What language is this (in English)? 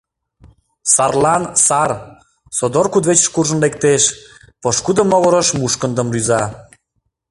Mari